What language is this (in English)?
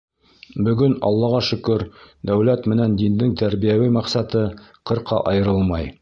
Bashkir